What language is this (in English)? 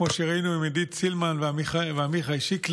Hebrew